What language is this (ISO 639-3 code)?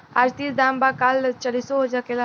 bho